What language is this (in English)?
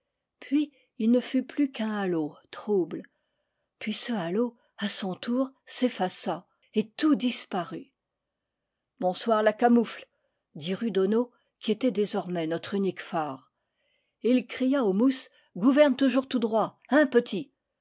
French